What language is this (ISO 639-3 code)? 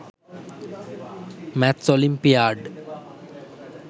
sin